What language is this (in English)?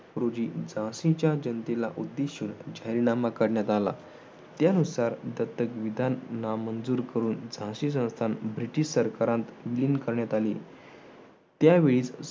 Marathi